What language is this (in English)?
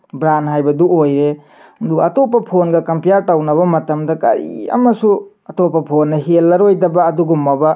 Manipuri